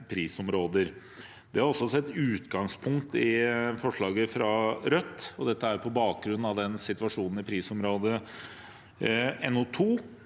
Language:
Norwegian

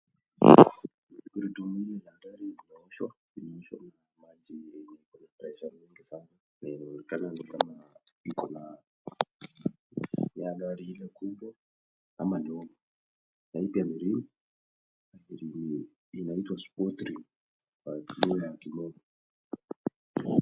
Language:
Swahili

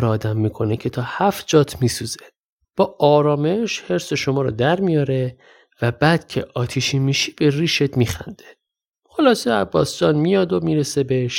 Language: Persian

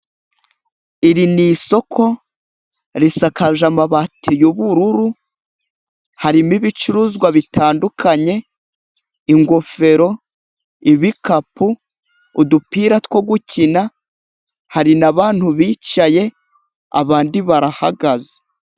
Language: Kinyarwanda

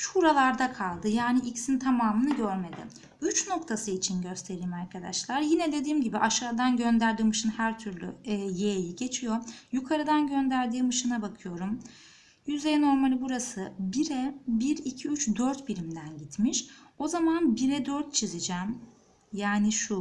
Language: Turkish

